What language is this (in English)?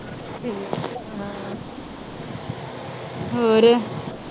Punjabi